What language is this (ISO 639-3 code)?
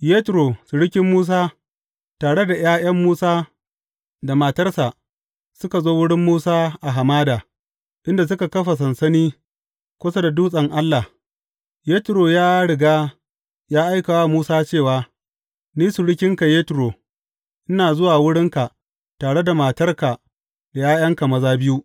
hau